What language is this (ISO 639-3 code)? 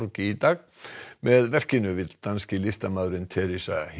isl